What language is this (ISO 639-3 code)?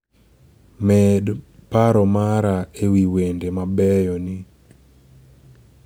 luo